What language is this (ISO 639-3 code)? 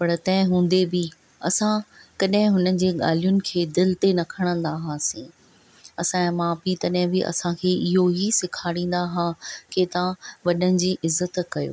snd